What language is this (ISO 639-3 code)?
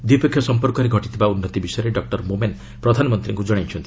ori